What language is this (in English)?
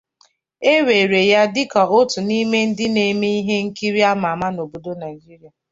Igbo